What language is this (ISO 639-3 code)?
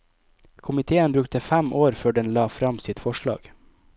nor